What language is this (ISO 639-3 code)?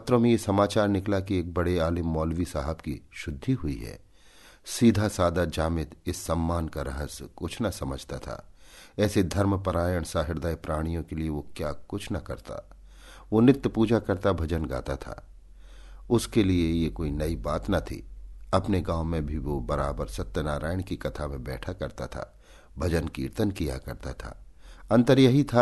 hin